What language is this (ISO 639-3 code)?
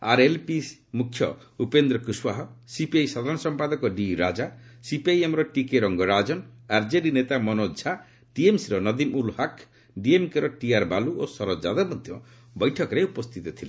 ori